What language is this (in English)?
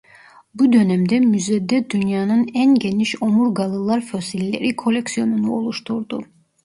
Turkish